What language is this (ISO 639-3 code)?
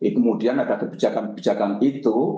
ind